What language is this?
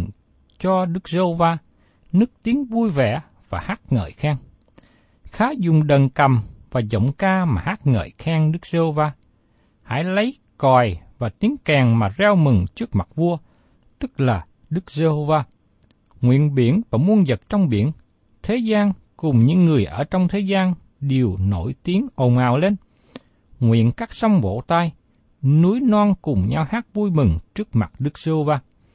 Vietnamese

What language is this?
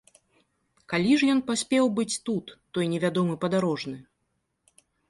Belarusian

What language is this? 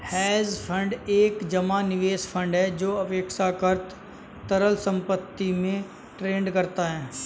Hindi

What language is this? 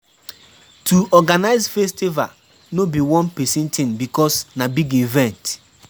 Nigerian Pidgin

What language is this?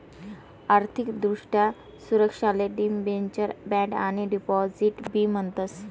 Marathi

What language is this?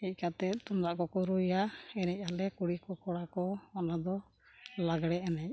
Santali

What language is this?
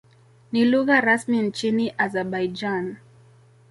Swahili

